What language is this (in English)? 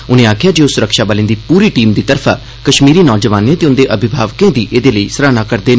Dogri